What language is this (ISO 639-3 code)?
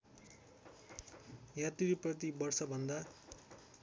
nep